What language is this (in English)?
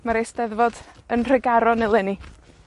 Welsh